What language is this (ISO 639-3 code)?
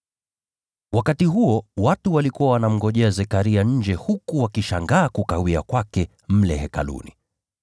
swa